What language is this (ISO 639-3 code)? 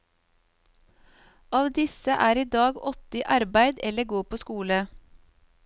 nor